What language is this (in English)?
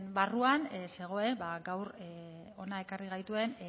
Basque